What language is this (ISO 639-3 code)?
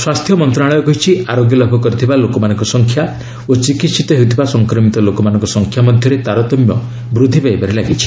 ori